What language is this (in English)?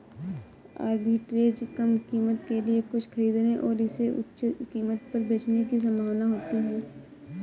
Hindi